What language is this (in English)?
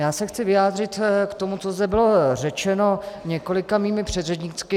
Czech